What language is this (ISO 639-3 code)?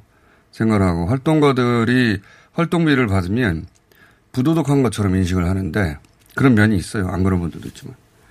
kor